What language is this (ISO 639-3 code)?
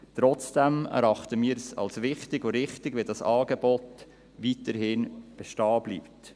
gsw